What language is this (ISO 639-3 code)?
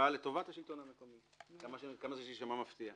heb